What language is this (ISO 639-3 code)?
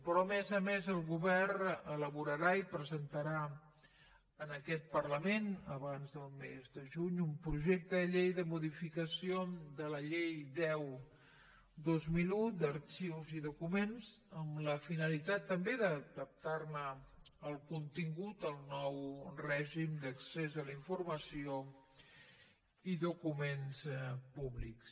cat